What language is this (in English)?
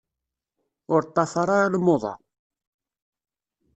Kabyle